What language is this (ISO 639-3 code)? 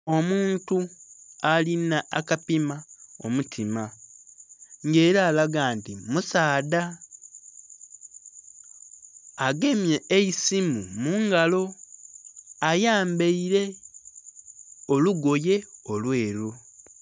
xog